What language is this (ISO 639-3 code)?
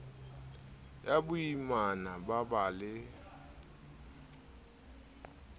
sot